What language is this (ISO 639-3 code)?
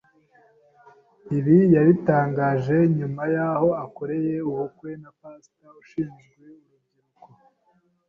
kin